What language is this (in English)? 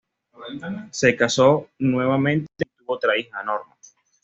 Spanish